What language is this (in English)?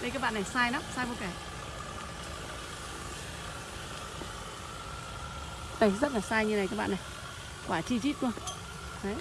Vietnamese